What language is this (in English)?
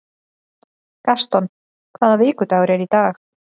Icelandic